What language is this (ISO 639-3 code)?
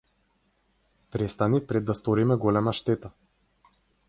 mkd